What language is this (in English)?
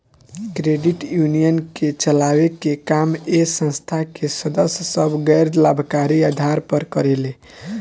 Bhojpuri